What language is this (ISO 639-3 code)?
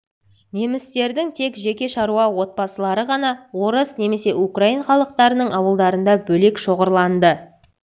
kaz